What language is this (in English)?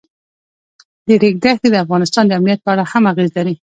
Pashto